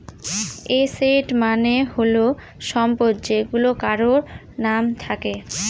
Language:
Bangla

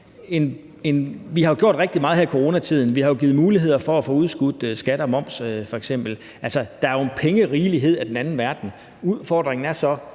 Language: Danish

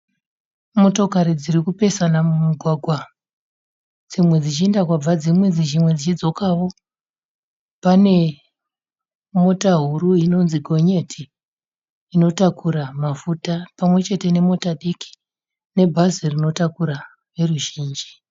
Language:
Shona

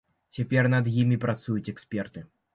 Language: Belarusian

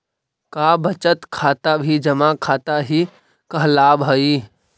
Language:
Magahi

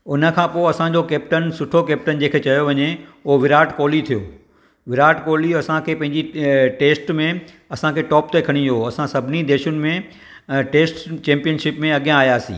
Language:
Sindhi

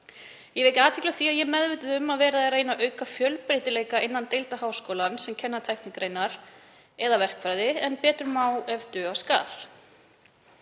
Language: Icelandic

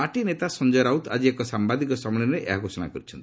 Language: Odia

